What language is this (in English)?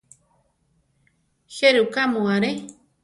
Central Tarahumara